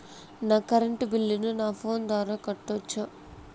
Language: Telugu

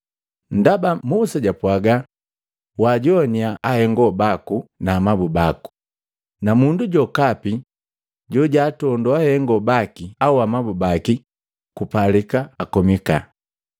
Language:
Matengo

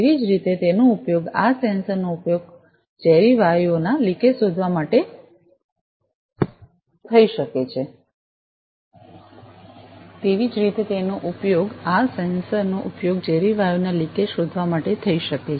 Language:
Gujarati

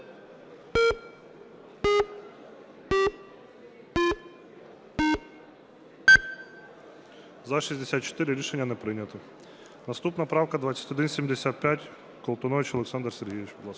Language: Ukrainian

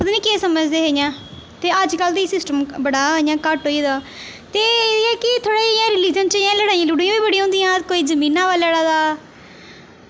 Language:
Dogri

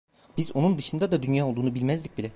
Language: Turkish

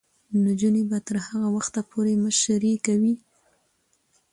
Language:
Pashto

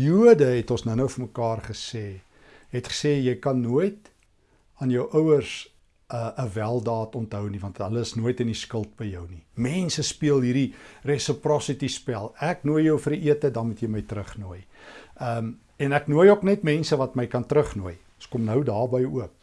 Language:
Dutch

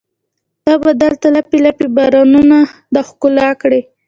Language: Pashto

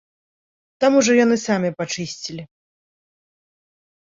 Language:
Belarusian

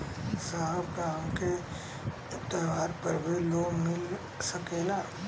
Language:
Bhojpuri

